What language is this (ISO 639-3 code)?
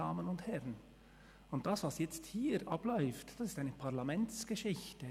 gsw